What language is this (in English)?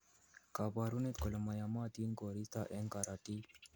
Kalenjin